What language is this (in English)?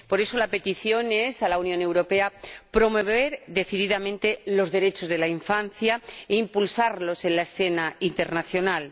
Spanish